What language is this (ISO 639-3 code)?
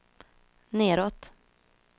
swe